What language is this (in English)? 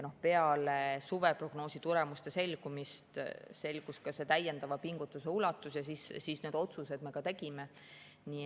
Estonian